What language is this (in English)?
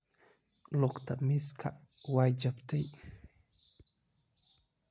Somali